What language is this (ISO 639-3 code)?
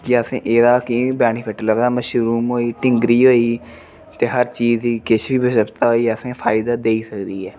doi